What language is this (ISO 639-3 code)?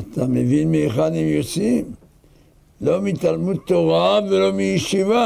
heb